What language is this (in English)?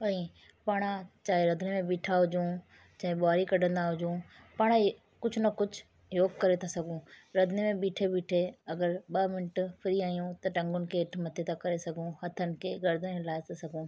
Sindhi